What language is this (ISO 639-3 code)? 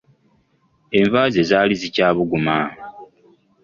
lug